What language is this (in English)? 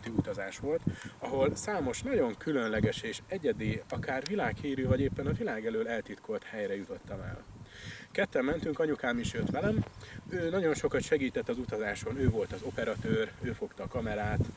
Hungarian